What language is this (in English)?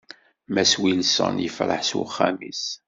Kabyle